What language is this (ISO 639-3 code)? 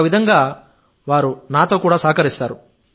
tel